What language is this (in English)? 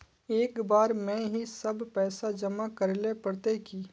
Magahi